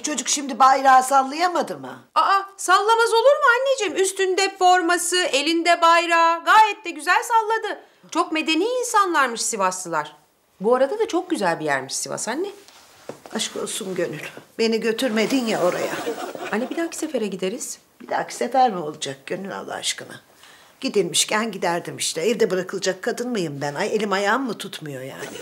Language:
Turkish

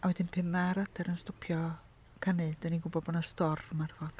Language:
Welsh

